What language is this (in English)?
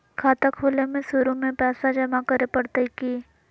Magahi